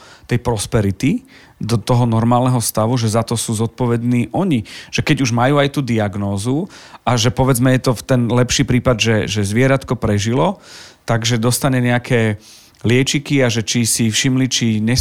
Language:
Slovak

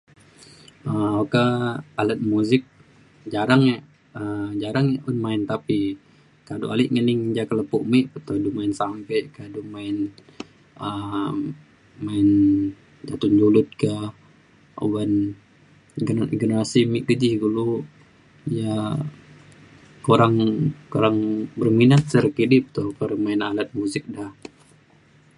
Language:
Mainstream Kenyah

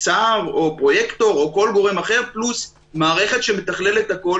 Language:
Hebrew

